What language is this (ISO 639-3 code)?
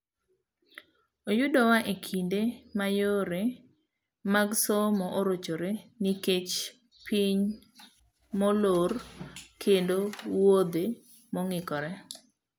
luo